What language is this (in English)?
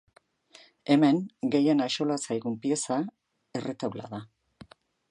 Basque